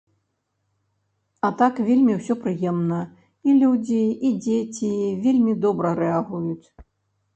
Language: Belarusian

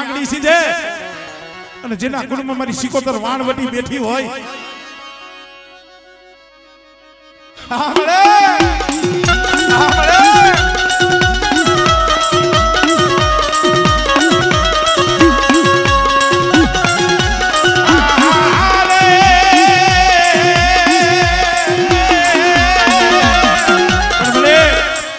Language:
Arabic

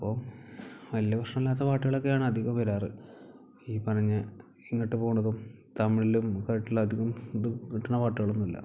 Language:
Malayalam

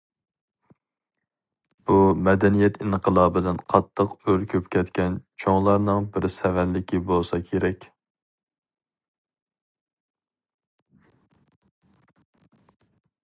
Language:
Uyghur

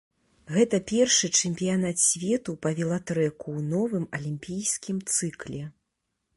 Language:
Belarusian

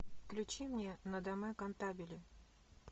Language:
Russian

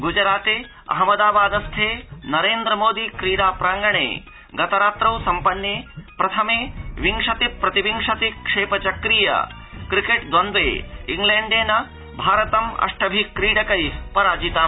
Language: Sanskrit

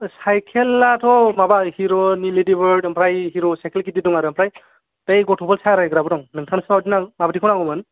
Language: Bodo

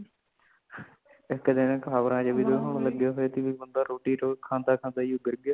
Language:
Punjabi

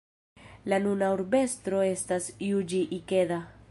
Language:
Esperanto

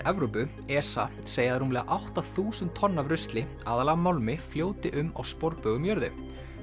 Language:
Icelandic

